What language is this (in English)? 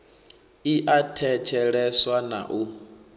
Venda